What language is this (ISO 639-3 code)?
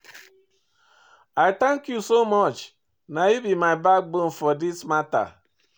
pcm